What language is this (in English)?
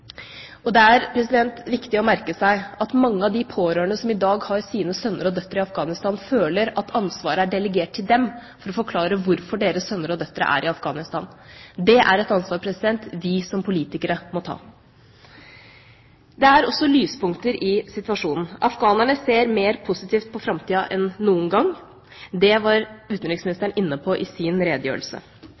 Norwegian Bokmål